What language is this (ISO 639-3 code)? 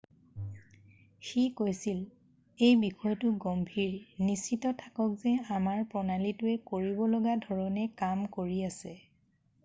asm